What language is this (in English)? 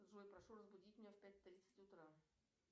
Russian